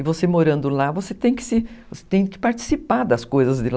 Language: Portuguese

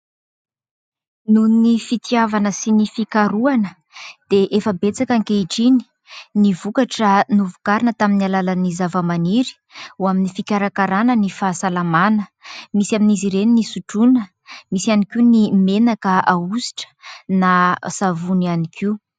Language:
Malagasy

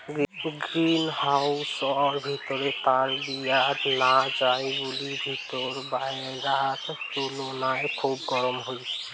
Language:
Bangla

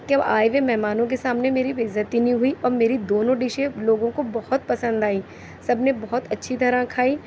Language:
Urdu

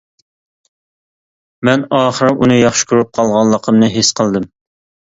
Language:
Uyghur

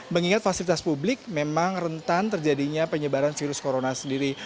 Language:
Indonesian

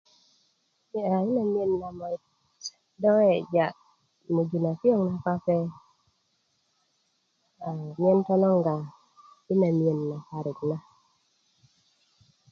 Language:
Kuku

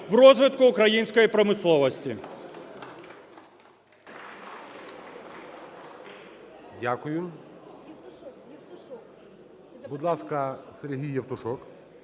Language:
Ukrainian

